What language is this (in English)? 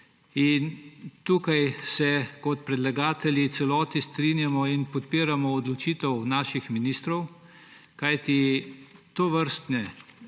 Slovenian